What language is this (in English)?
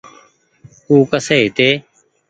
Goaria